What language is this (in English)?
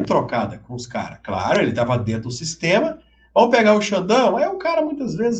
Portuguese